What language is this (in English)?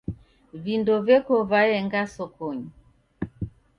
Taita